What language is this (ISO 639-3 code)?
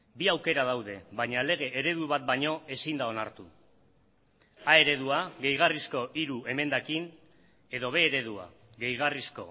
eus